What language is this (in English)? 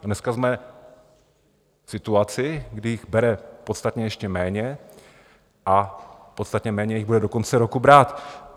Czech